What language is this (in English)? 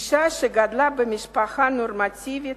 Hebrew